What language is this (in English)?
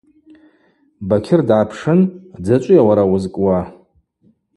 Abaza